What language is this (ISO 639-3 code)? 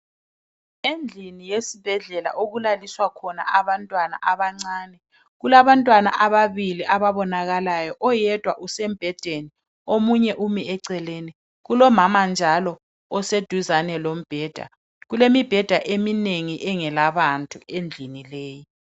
nde